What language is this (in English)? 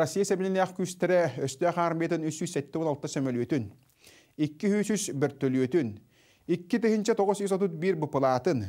Russian